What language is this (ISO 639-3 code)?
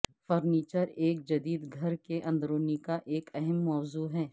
urd